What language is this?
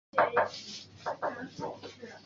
Chinese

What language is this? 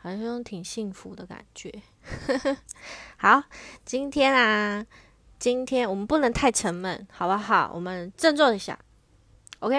Chinese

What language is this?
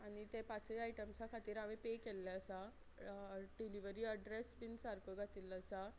Konkani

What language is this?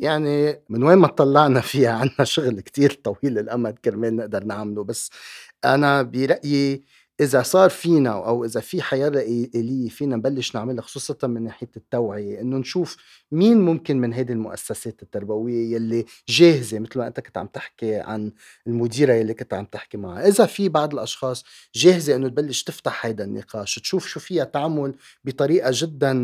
Arabic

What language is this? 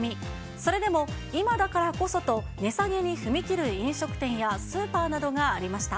Japanese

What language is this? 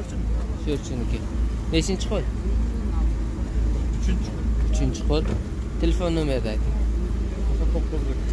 Turkish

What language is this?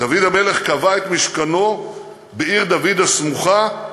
Hebrew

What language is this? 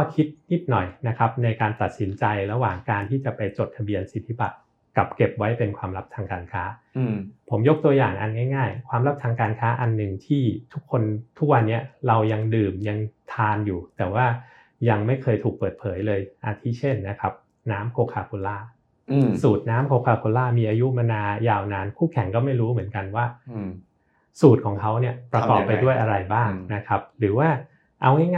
Thai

